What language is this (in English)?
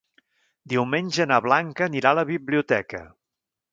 Catalan